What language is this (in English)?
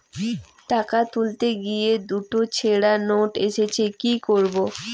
Bangla